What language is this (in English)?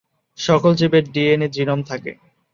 Bangla